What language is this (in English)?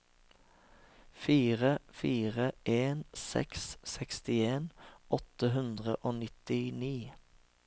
Norwegian